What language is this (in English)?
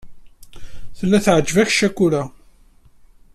Kabyle